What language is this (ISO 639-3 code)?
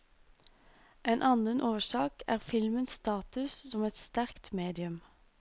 nor